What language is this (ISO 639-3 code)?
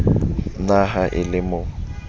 sot